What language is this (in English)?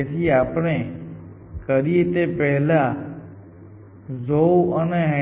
Gujarati